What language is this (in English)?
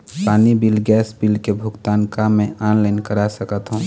Chhattisgarhi